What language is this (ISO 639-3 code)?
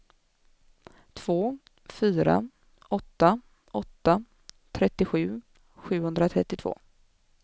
swe